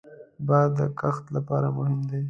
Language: Pashto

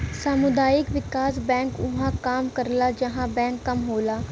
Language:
Bhojpuri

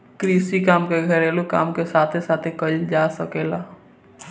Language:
Bhojpuri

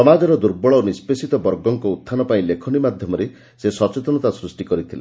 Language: Odia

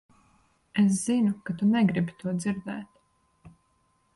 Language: Latvian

